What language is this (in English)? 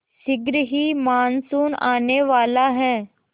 Hindi